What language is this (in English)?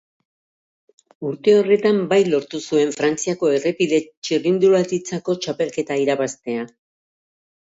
Basque